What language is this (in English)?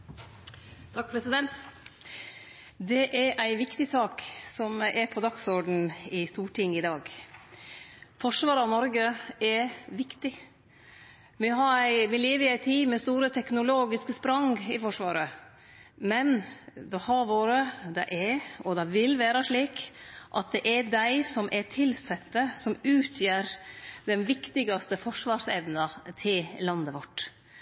Norwegian Nynorsk